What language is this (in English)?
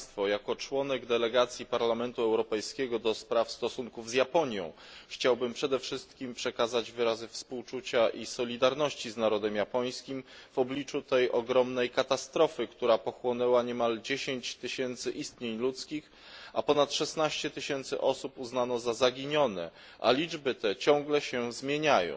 Polish